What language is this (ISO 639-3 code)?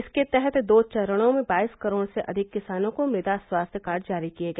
hin